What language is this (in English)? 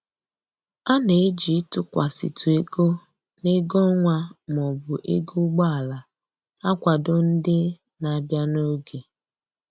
Igbo